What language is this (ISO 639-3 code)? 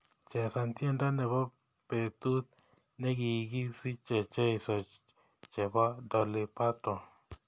kln